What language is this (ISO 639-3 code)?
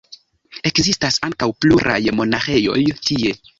epo